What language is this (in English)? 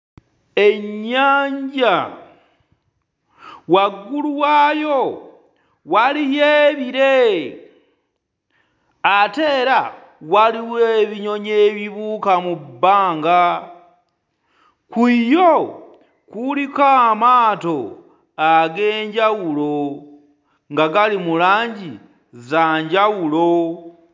Ganda